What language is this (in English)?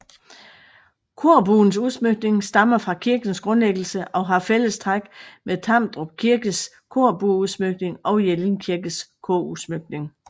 Danish